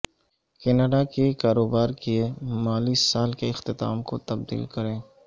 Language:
Urdu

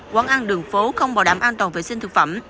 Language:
Vietnamese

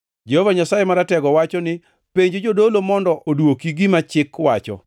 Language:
Luo (Kenya and Tanzania)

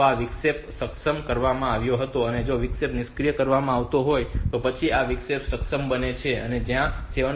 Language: Gujarati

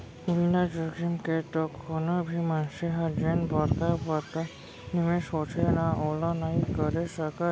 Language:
Chhattisgarhi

